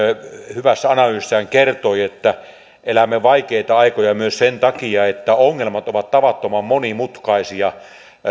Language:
Finnish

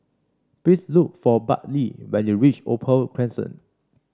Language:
English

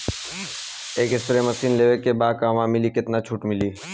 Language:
Bhojpuri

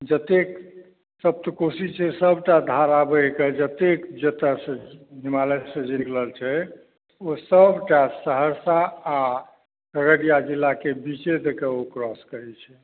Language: Maithili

